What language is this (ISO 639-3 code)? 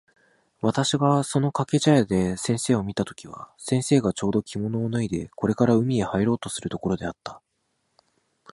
jpn